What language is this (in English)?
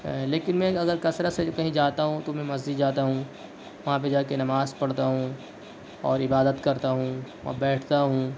Urdu